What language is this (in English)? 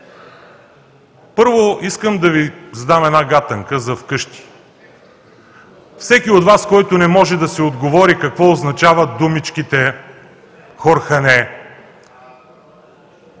Bulgarian